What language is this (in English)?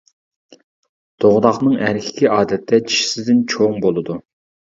Uyghur